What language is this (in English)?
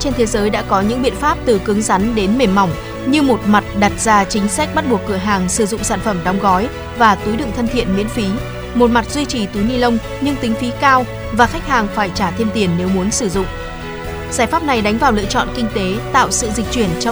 Vietnamese